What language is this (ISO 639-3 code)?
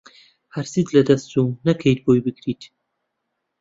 ckb